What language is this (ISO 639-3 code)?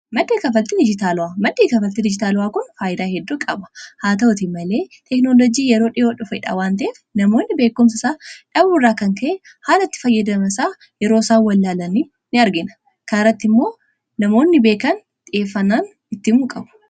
orm